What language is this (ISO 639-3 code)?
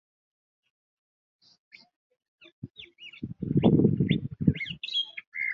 lug